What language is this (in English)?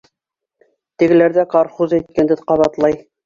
Bashkir